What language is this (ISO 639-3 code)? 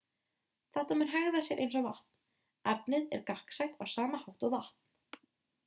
isl